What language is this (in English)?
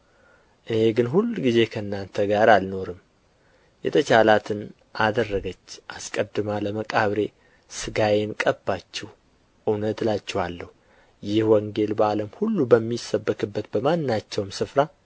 Amharic